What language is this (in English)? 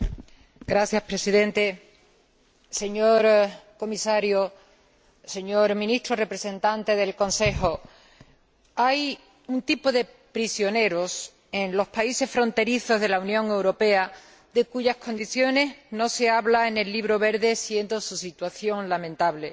Spanish